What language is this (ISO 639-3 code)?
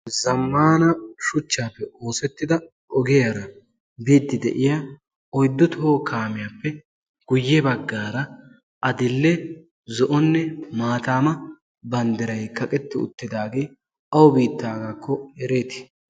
wal